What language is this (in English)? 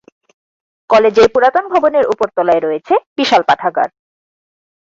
Bangla